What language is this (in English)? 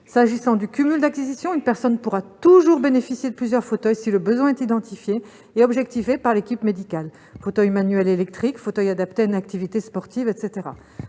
French